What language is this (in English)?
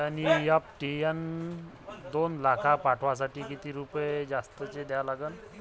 Marathi